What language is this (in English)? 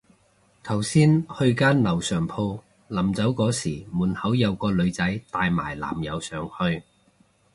Cantonese